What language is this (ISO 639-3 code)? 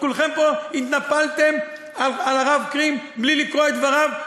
heb